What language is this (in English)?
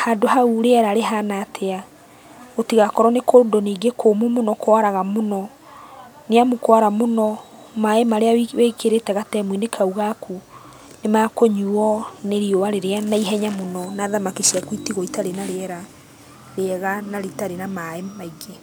Kikuyu